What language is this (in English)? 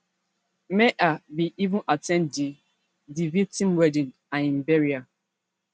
Nigerian Pidgin